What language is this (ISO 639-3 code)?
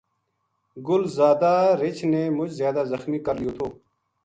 gju